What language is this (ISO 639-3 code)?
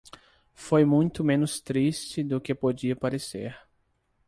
por